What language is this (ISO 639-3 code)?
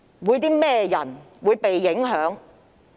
yue